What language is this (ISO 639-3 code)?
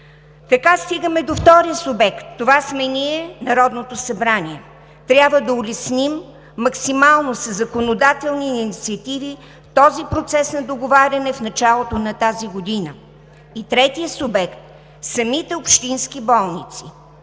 bul